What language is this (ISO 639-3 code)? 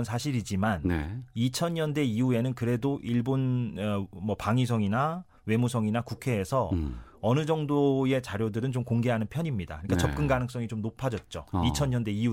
kor